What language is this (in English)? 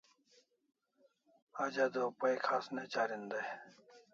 Kalasha